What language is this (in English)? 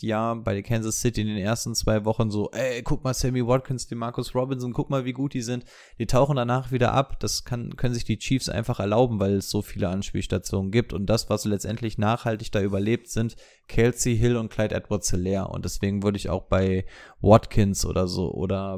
German